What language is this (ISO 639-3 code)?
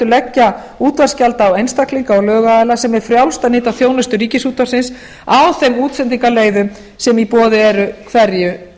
isl